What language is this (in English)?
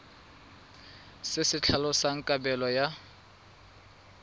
Tswana